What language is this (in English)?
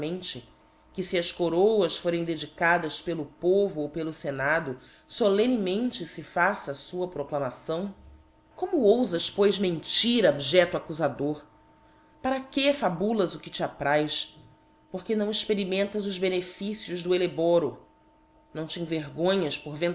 Portuguese